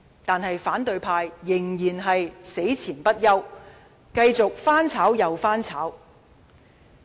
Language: Cantonese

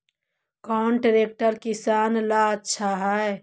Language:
Magahi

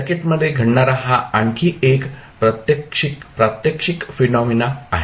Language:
Marathi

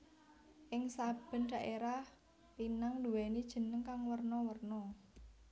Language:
Javanese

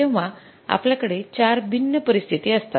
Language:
Marathi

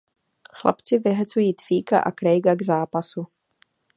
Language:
Czech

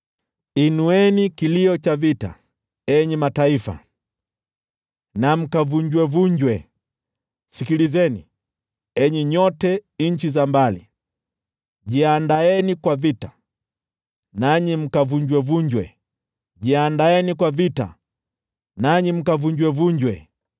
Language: Swahili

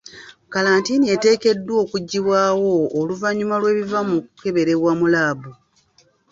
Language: Ganda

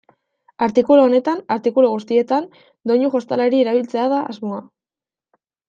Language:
Basque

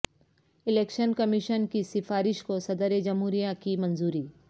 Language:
Urdu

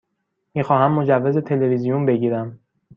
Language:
Persian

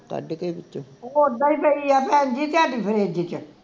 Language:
Punjabi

